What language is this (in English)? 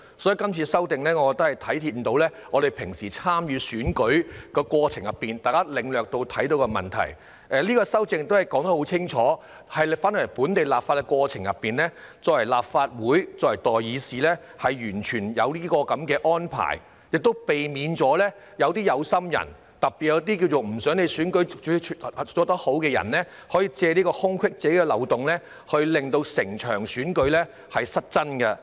Cantonese